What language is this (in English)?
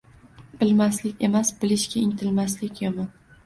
Uzbek